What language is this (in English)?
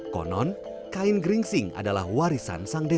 Indonesian